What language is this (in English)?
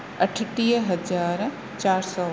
Sindhi